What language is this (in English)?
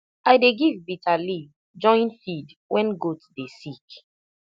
Nigerian Pidgin